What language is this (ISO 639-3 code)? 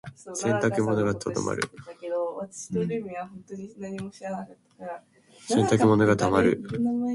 jpn